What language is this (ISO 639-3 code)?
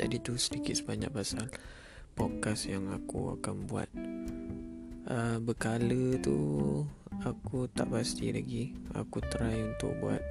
msa